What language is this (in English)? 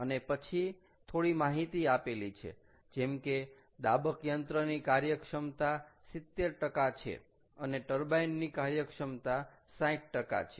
Gujarati